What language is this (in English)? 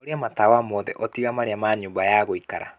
Kikuyu